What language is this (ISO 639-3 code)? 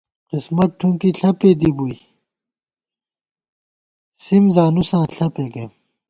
gwt